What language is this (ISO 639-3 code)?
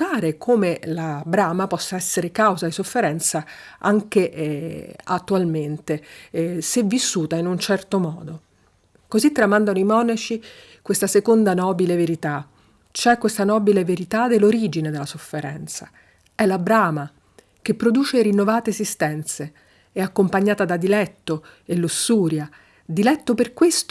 ita